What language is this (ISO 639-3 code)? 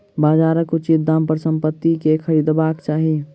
mai